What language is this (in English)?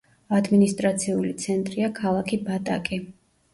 Georgian